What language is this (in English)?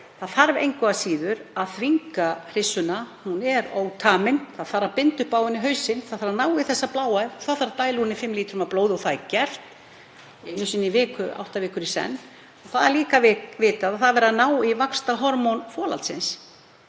Icelandic